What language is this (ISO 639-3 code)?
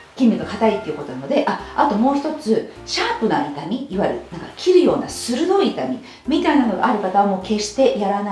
jpn